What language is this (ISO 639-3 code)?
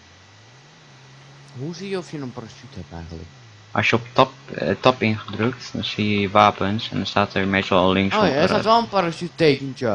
nld